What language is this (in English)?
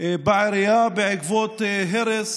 Hebrew